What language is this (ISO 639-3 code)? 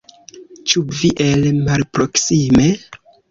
epo